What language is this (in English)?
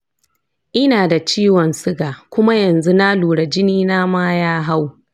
Hausa